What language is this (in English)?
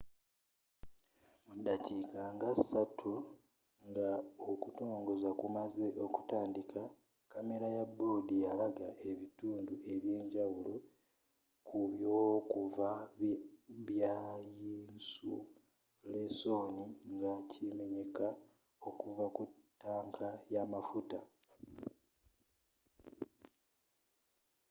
Ganda